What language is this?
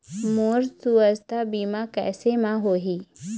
Chhattisgarhi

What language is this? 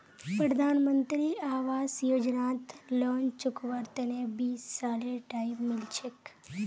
Magahi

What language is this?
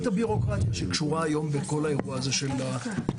Hebrew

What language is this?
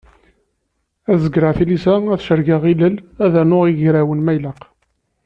Kabyle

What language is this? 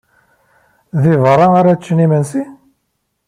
Kabyle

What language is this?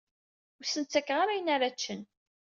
Kabyle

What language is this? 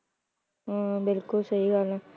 Punjabi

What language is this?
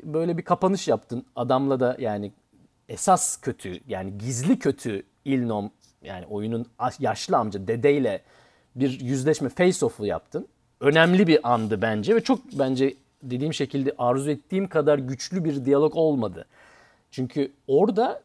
Turkish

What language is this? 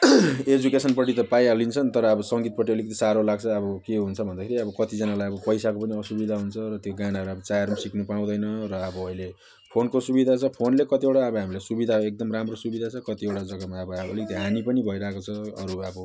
Nepali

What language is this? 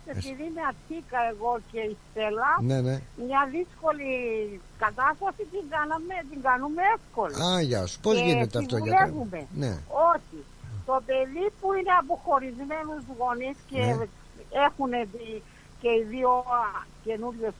Greek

